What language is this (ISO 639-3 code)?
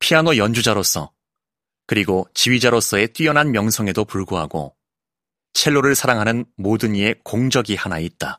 kor